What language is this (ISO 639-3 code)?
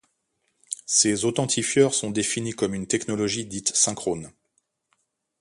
fra